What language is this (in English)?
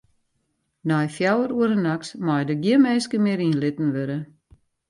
Western Frisian